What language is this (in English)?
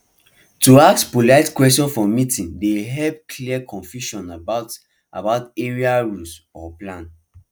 Nigerian Pidgin